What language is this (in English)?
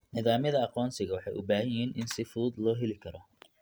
Somali